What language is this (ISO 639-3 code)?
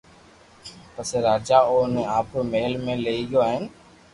lrk